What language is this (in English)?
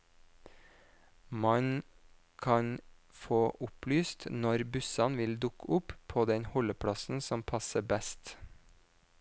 Norwegian